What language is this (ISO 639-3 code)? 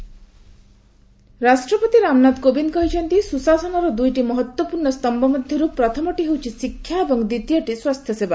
ori